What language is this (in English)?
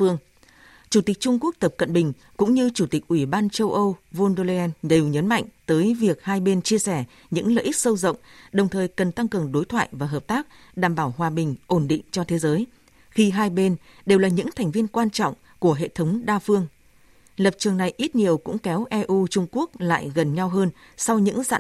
Vietnamese